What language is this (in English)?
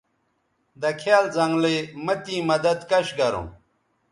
Bateri